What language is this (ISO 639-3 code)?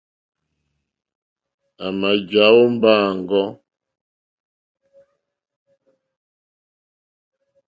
bri